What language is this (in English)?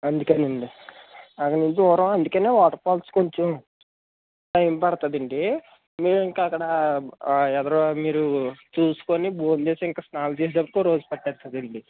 Telugu